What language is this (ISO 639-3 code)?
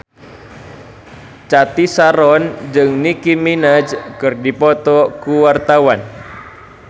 sun